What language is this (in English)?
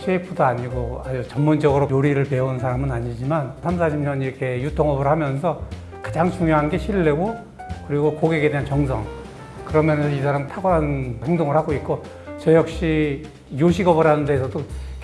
Korean